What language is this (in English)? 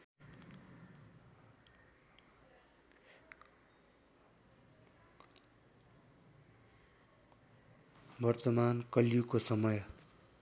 Nepali